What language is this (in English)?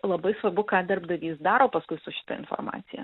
Lithuanian